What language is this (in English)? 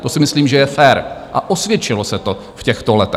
Czech